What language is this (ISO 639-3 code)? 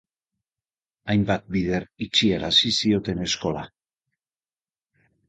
eus